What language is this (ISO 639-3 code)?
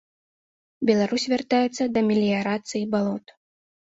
bel